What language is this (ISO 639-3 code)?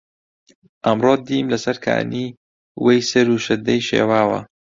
ckb